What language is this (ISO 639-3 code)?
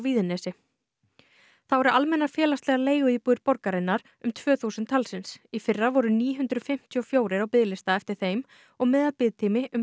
isl